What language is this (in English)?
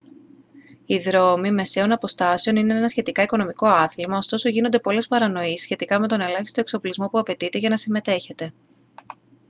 Greek